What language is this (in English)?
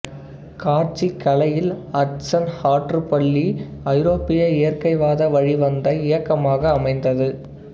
Tamil